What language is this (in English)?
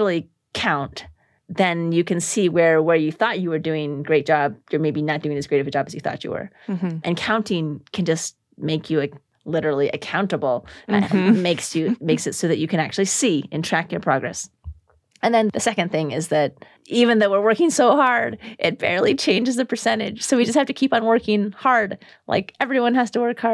English